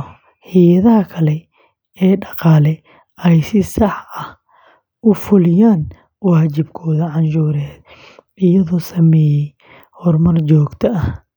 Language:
Somali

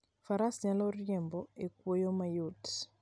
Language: Luo (Kenya and Tanzania)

